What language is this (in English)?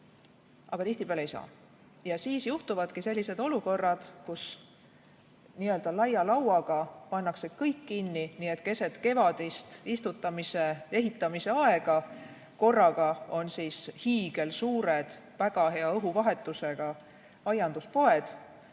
Estonian